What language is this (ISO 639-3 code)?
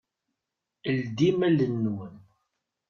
kab